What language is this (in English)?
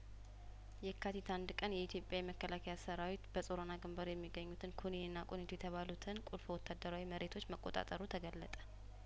Amharic